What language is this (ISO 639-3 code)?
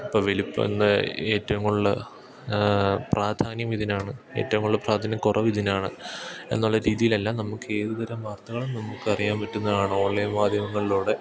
mal